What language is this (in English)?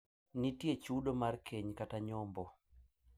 Luo (Kenya and Tanzania)